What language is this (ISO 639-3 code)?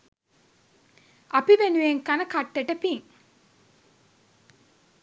sin